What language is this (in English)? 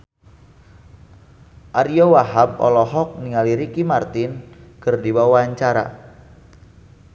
Sundanese